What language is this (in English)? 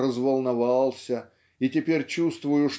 Russian